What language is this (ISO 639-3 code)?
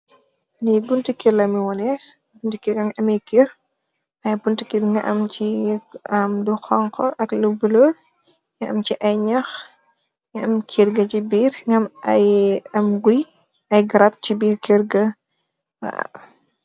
wol